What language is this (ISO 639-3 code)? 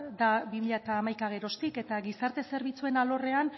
eus